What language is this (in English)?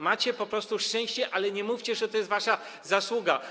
Polish